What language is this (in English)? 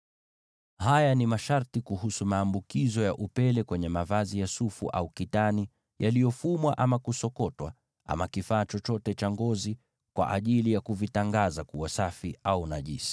Swahili